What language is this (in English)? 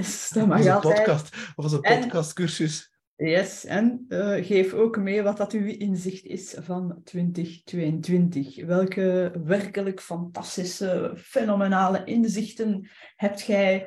Dutch